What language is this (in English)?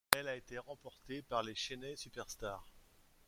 French